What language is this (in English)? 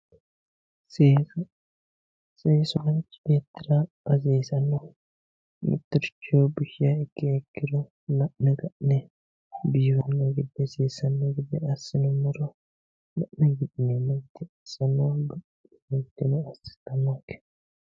Sidamo